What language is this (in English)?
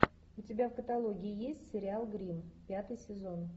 Russian